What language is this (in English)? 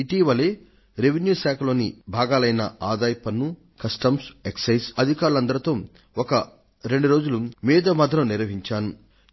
Telugu